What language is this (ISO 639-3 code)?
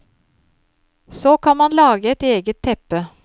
nor